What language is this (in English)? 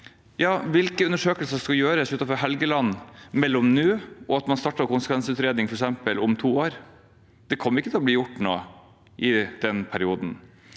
Norwegian